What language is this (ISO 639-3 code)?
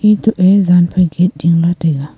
nnp